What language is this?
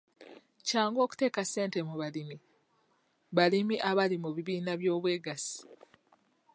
Ganda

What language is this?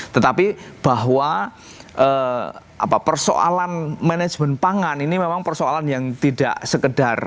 Indonesian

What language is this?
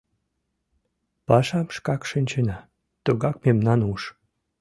Mari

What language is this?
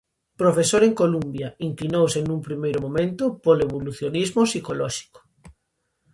Galician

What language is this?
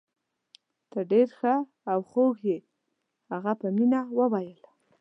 Pashto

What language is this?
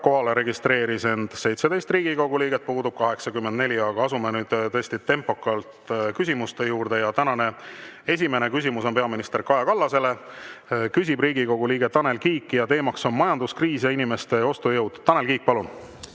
Estonian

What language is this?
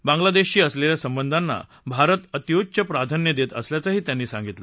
Marathi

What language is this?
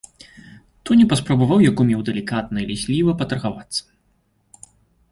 Belarusian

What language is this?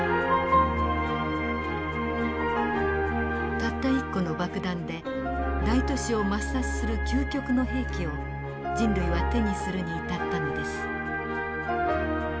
Japanese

